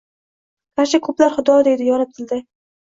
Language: Uzbek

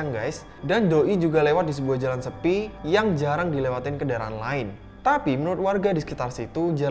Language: Indonesian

